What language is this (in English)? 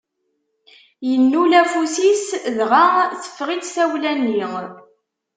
Kabyle